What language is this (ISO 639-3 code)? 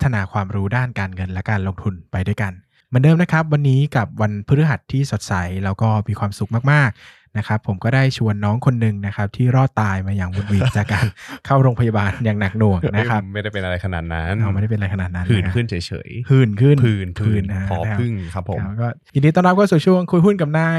tha